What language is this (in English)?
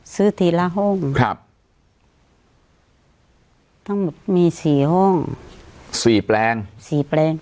Thai